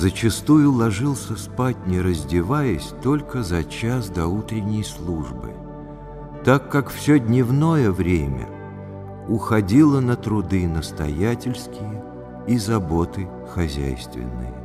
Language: Russian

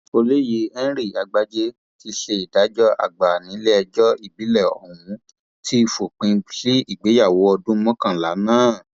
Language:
Yoruba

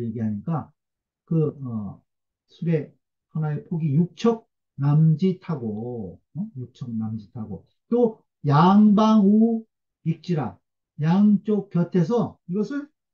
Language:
Korean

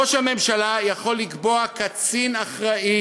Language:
Hebrew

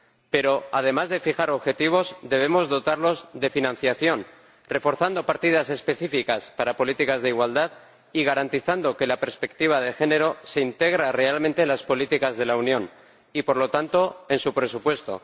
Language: Spanish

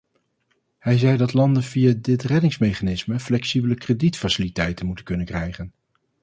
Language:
Dutch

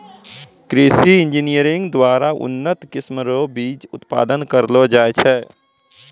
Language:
Maithili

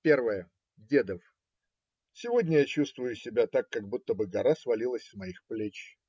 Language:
Russian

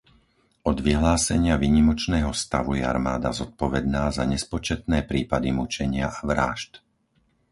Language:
Slovak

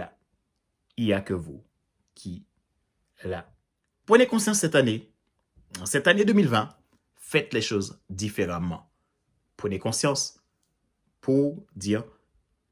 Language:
French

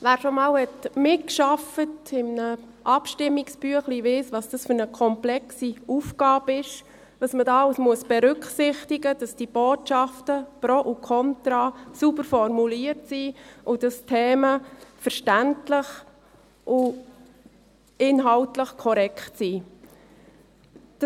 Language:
Swiss German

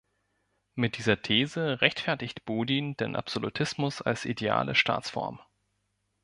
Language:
German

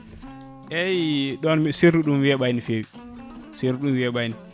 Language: Fula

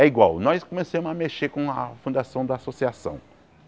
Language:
Portuguese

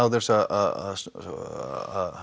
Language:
Icelandic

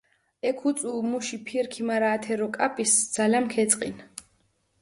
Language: Mingrelian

